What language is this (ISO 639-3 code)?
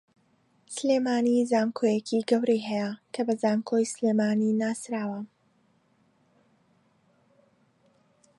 ckb